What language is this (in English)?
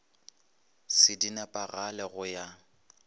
Northern Sotho